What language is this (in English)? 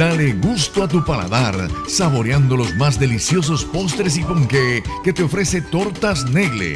Spanish